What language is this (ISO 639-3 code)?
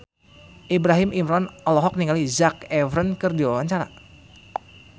sun